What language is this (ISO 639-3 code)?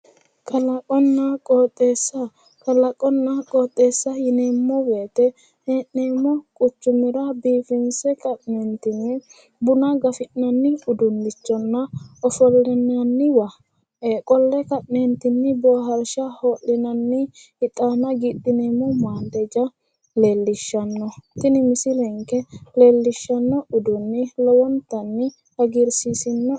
sid